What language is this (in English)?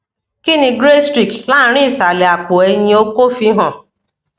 Yoruba